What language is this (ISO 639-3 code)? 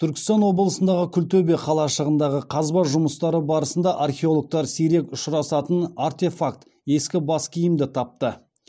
kaz